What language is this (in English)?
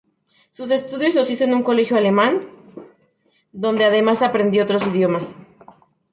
Spanish